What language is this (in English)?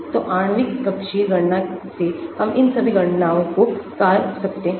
Hindi